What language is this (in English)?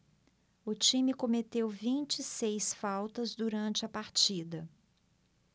Portuguese